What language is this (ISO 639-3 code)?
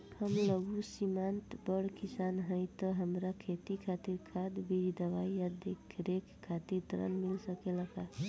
bho